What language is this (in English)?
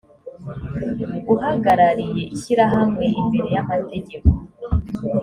Kinyarwanda